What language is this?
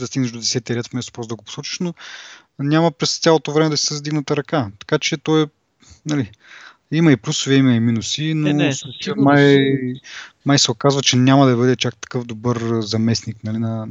Bulgarian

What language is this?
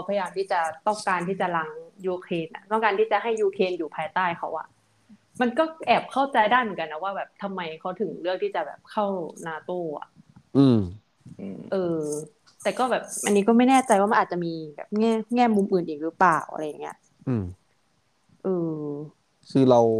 Thai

